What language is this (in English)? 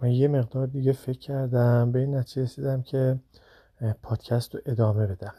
Persian